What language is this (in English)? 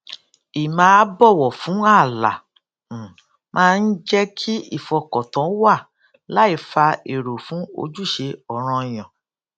Yoruba